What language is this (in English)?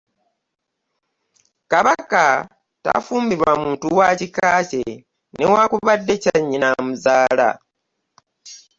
Ganda